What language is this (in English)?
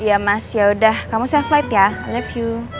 Indonesian